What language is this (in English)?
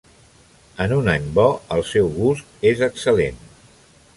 Catalan